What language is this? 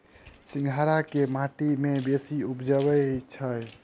Maithili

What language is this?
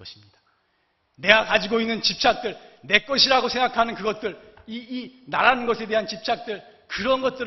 Korean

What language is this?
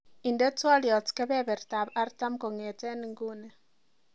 Kalenjin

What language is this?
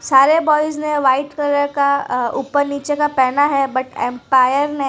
Hindi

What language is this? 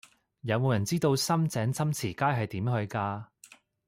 Cantonese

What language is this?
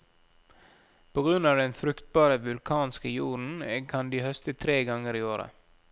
Norwegian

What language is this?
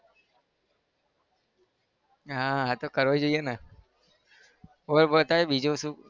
Gujarati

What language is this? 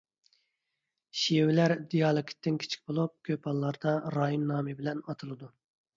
Uyghur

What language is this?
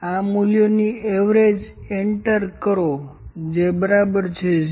Gujarati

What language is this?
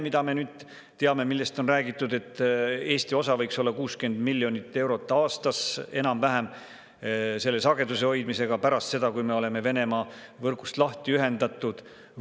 Estonian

